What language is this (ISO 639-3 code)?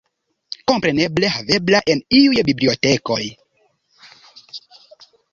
epo